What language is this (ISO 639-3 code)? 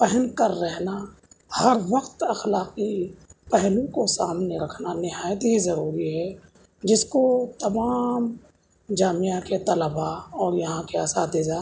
urd